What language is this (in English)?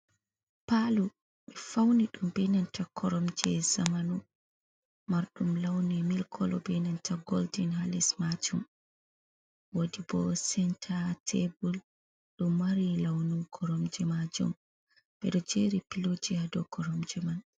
Fula